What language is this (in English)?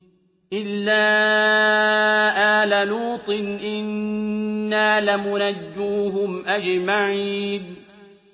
Arabic